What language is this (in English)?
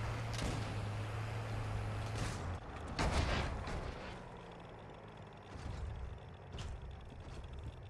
Russian